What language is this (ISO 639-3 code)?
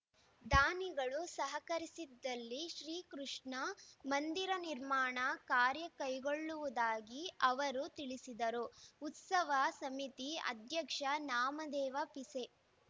kan